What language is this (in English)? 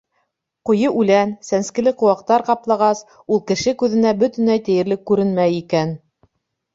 Bashkir